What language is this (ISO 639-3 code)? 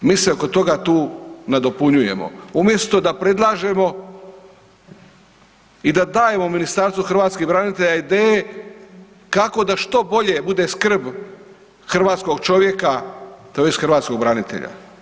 hrv